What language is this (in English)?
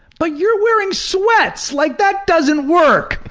English